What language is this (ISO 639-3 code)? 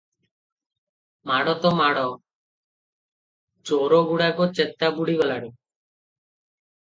ori